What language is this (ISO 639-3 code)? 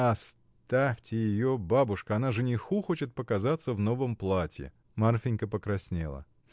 rus